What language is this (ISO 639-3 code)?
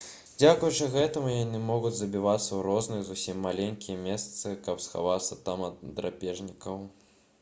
bel